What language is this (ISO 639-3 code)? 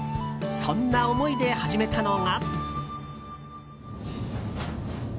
jpn